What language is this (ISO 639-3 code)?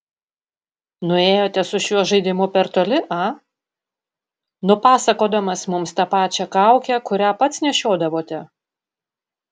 lit